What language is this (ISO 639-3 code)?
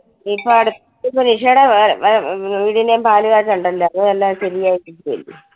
mal